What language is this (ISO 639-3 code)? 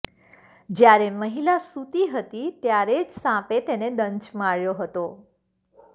guj